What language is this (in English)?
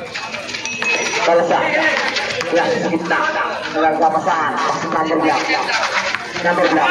Thai